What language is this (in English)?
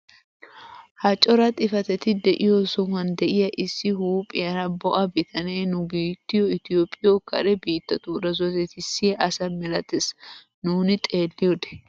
Wolaytta